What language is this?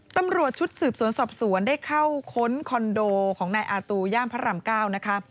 Thai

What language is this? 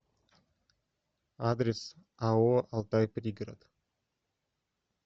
Russian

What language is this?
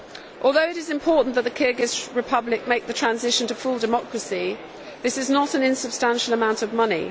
English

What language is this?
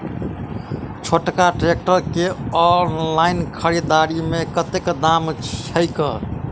Maithili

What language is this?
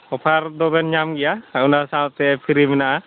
Santali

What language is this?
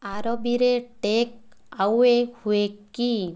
Odia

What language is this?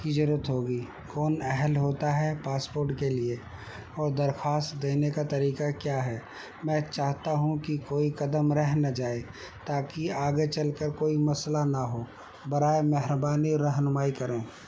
Urdu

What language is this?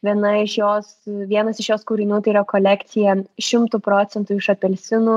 Lithuanian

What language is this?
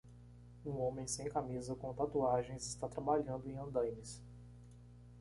Portuguese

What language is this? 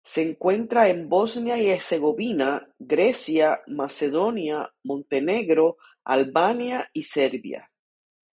Spanish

